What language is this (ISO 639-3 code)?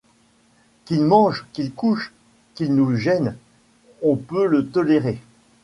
fra